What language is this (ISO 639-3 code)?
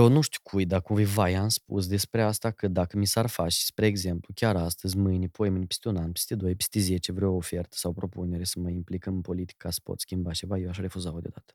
ron